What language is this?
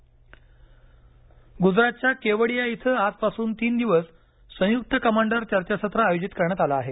Marathi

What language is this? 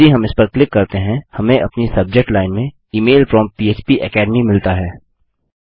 Hindi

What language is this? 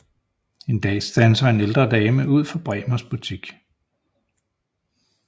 Danish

